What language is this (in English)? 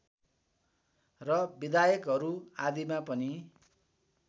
Nepali